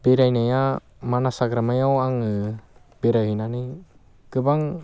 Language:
Bodo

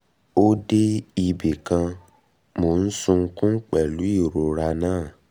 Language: Yoruba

